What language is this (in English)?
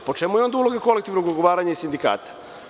Serbian